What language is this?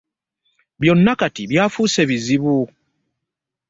Ganda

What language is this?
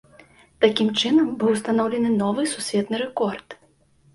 Belarusian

